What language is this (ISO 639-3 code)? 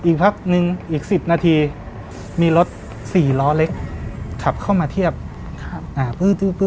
tha